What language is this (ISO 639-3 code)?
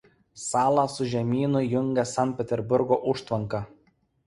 lit